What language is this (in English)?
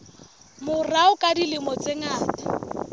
Southern Sotho